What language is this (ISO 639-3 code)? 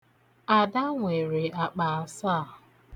ibo